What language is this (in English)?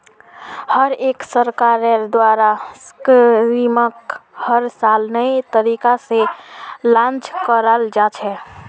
Magahi